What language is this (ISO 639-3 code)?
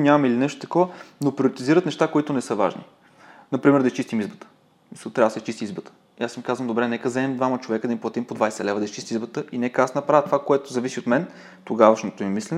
bul